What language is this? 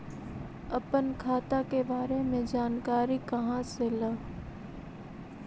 Magahi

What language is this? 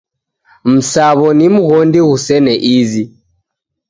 Taita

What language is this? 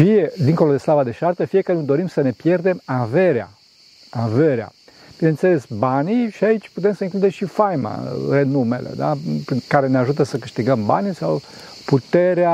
Romanian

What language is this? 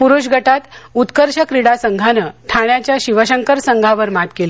Marathi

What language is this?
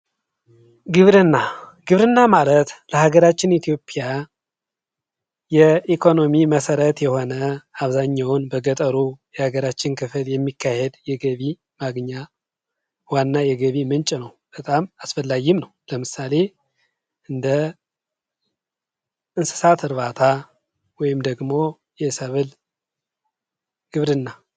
Amharic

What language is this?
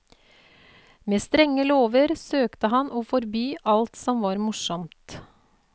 Norwegian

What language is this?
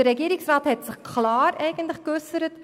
Swiss German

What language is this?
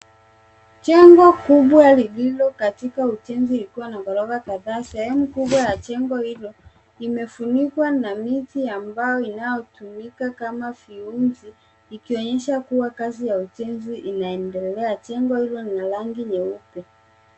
Swahili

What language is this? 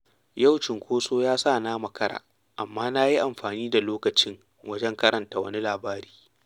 Hausa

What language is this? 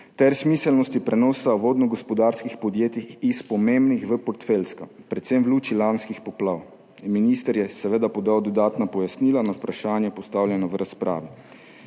Slovenian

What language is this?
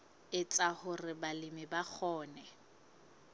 Southern Sotho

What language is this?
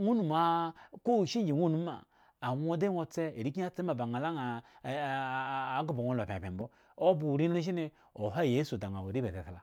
Eggon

